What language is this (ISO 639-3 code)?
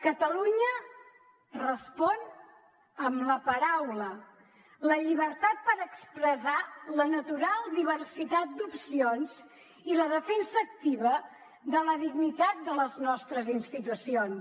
cat